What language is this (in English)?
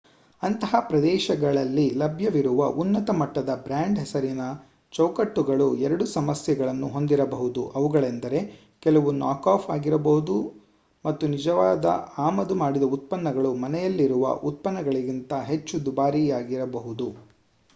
Kannada